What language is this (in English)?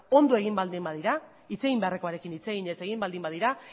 Basque